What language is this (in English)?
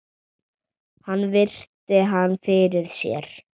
Icelandic